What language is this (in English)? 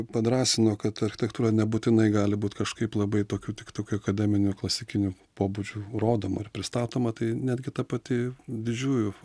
Lithuanian